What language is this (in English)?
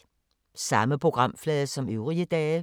Danish